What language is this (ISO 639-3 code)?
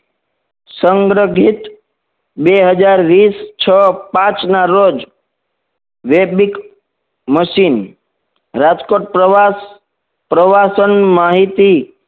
guj